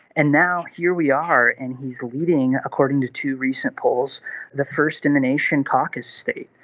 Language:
English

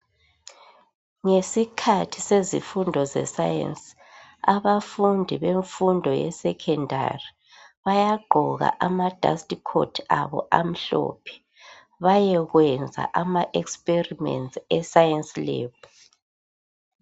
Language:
North Ndebele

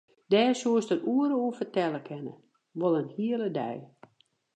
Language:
Western Frisian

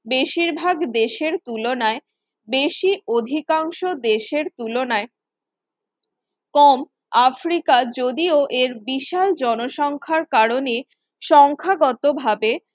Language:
Bangla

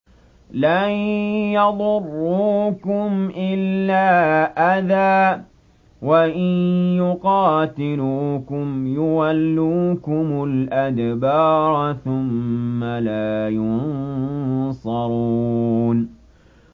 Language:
Arabic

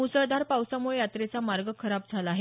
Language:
Marathi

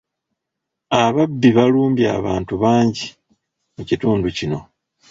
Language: Ganda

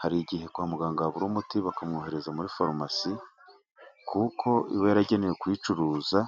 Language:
Kinyarwanda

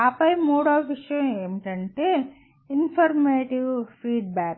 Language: Telugu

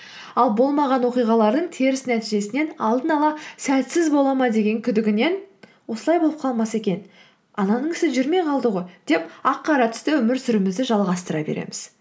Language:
Kazakh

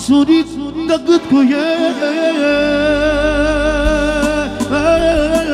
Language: Romanian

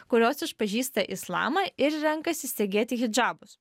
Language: Lithuanian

